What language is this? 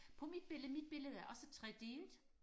Danish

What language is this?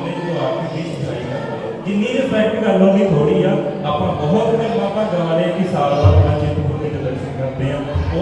Punjabi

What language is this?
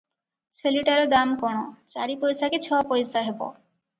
Odia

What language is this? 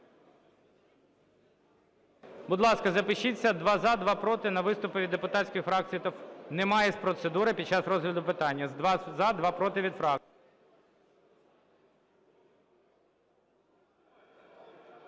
Ukrainian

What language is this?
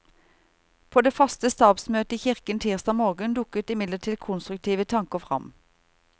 Norwegian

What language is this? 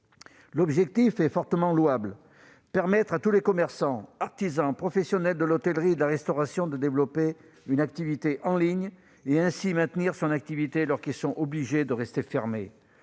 French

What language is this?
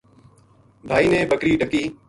Gujari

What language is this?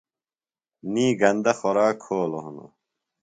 Phalura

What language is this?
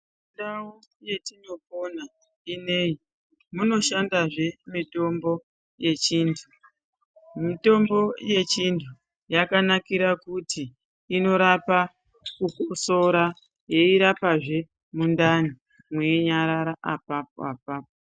Ndau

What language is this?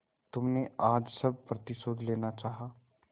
Hindi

